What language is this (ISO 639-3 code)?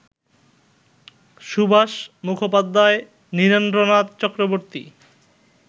ben